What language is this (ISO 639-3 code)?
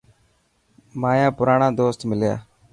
mki